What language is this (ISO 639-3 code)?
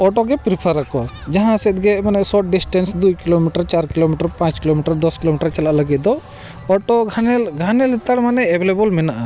sat